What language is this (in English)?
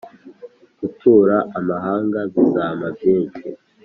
Kinyarwanda